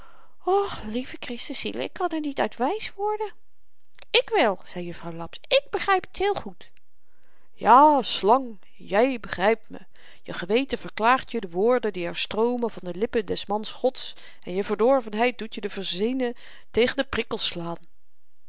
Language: Dutch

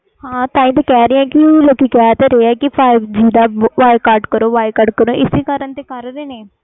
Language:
Punjabi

